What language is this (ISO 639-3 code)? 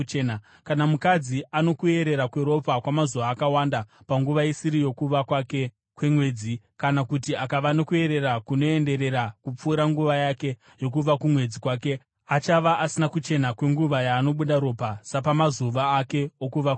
sna